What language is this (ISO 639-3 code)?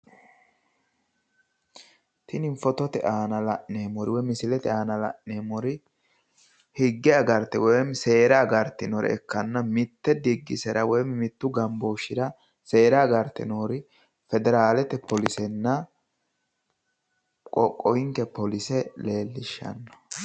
sid